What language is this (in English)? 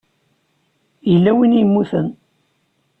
Kabyle